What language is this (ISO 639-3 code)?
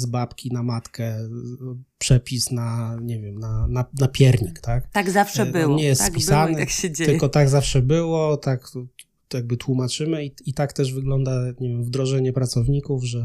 pol